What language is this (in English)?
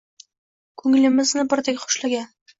Uzbek